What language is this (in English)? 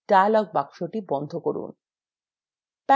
Bangla